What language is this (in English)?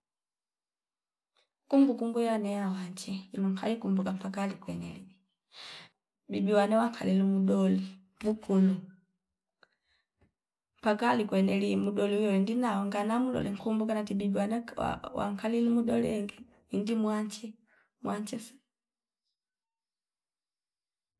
Fipa